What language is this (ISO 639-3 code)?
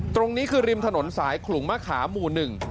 tha